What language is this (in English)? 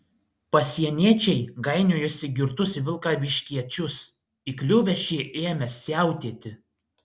Lithuanian